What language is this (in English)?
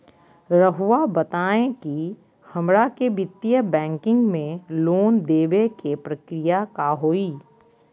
Magahi